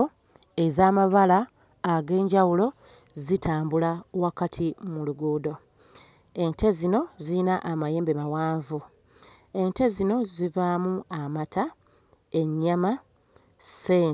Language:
Ganda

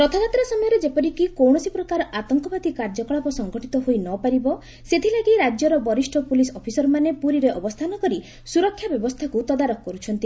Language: Odia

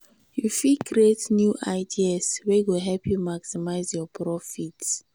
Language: Nigerian Pidgin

